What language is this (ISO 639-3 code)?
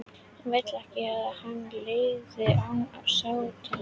isl